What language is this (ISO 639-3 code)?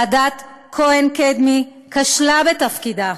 heb